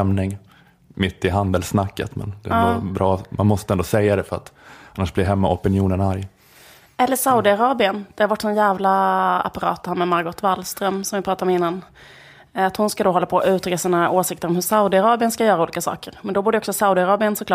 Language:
Swedish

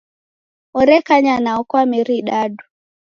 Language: Taita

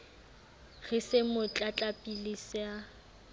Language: Southern Sotho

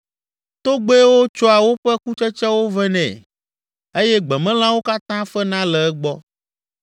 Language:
Ewe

